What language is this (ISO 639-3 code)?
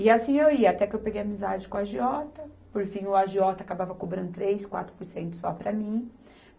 por